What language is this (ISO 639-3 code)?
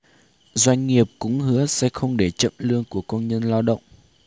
vie